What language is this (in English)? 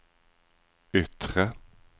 Swedish